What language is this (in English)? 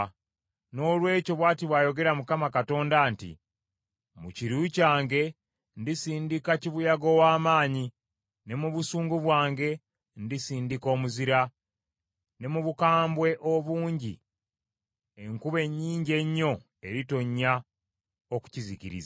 Ganda